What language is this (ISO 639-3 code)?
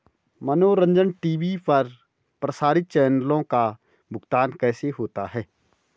hin